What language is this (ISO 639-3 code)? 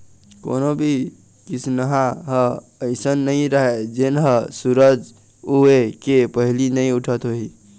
hne